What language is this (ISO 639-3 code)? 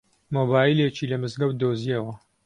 ckb